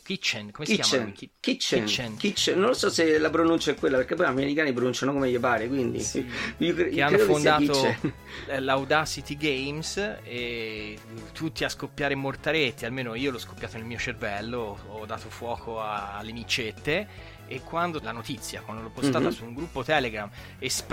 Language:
Italian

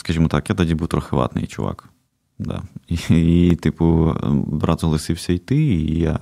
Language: Ukrainian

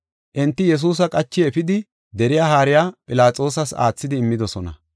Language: Gofa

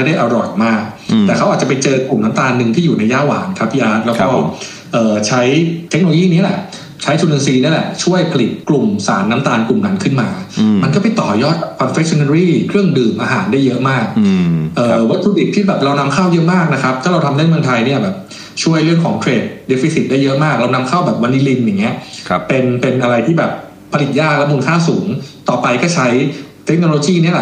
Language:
Thai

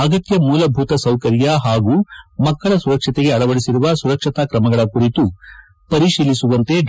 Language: Kannada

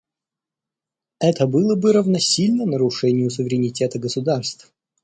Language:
Russian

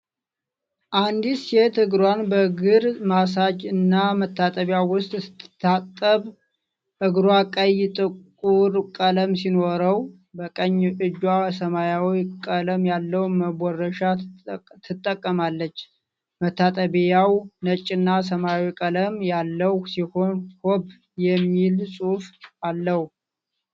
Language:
Amharic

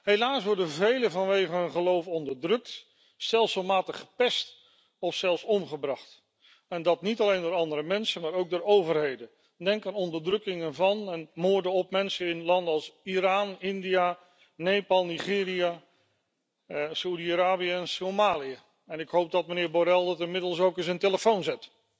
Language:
Dutch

